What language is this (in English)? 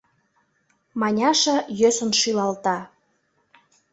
Mari